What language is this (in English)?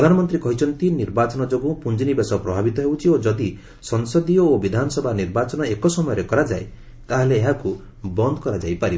Odia